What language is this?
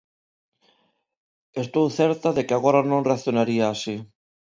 Galician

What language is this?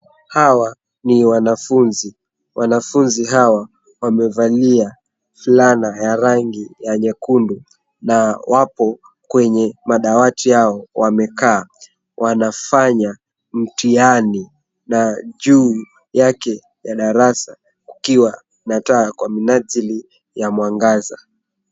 Swahili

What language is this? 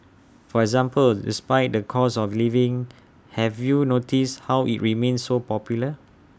English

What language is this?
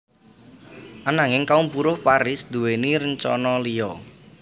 Javanese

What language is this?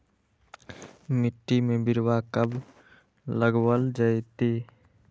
Magahi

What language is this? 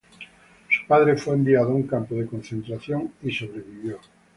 Spanish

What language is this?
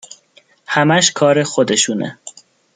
Persian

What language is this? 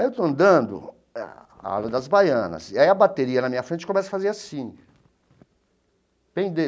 Portuguese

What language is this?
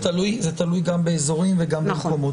Hebrew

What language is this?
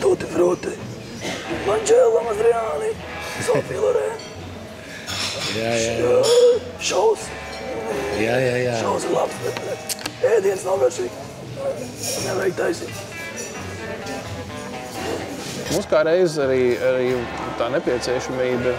Latvian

